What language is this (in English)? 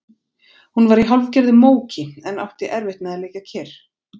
Icelandic